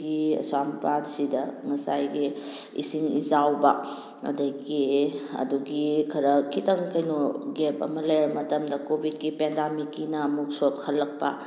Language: Manipuri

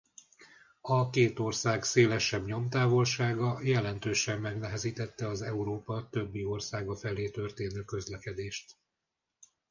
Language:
Hungarian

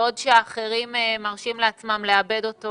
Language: Hebrew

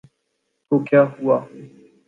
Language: Urdu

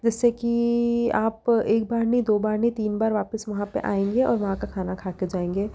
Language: Hindi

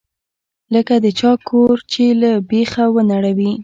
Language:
Pashto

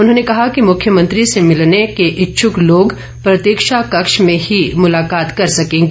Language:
Hindi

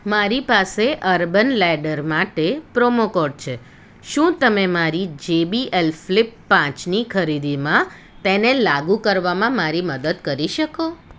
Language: Gujarati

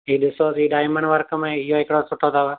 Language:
Sindhi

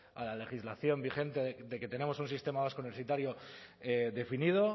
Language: Spanish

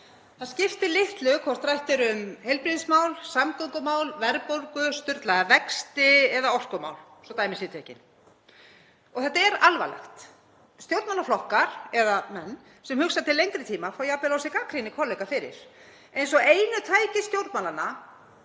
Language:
Icelandic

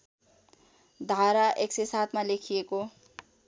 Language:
Nepali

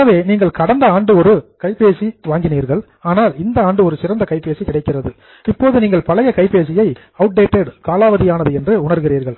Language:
Tamil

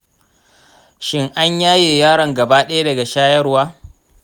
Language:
Hausa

